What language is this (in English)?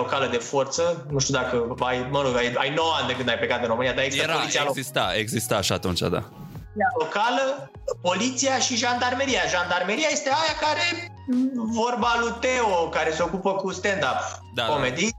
Romanian